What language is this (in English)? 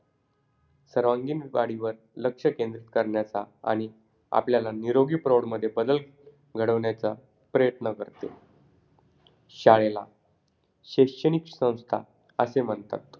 Marathi